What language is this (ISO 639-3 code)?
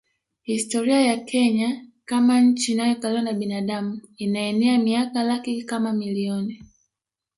swa